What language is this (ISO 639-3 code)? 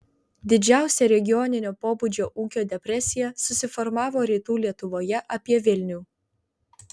lit